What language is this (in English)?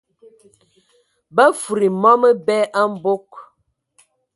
Ewondo